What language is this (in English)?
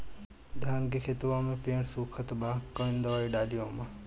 Bhojpuri